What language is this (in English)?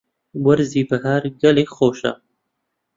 Central Kurdish